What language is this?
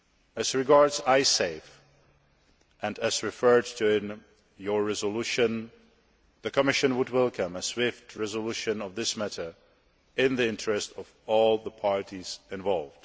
English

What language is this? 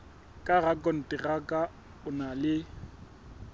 Southern Sotho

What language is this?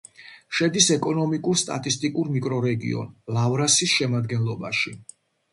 Georgian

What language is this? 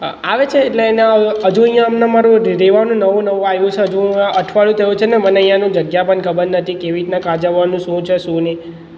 Gujarati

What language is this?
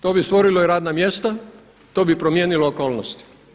Croatian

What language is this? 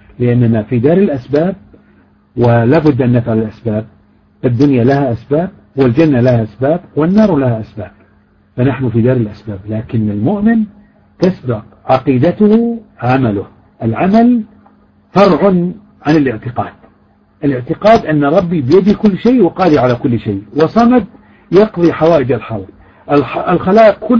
Arabic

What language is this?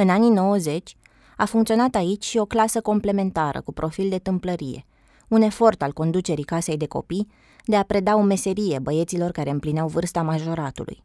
Romanian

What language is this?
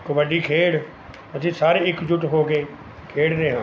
Punjabi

